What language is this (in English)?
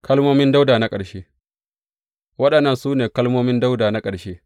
Hausa